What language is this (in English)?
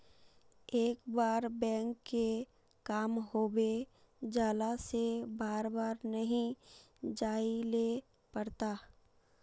Magahi